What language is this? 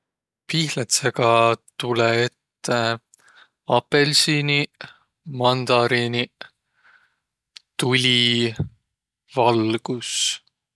Võro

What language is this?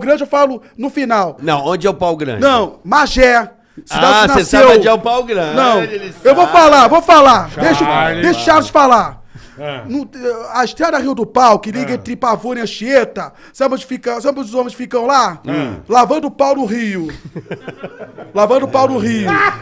Portuguese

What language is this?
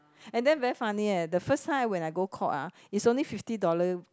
English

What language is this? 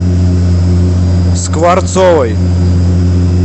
Russian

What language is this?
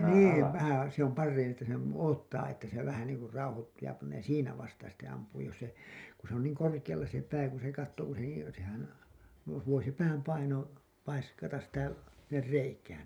Finnish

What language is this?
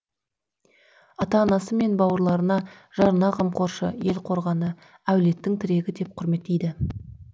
Kazakh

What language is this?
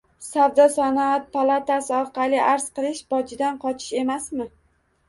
Uzbek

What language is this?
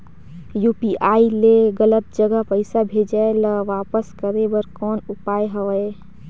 Chhattisgarhi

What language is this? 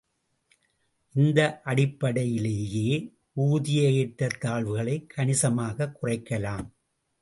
Tamil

